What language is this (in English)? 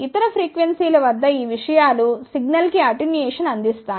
Telugu